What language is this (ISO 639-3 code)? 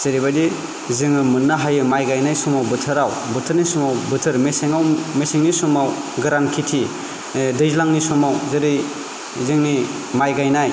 brx